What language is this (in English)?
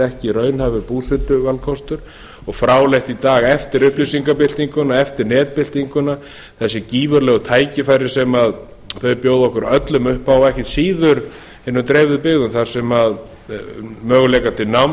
Icelandic